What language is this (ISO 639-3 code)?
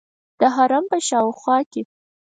pus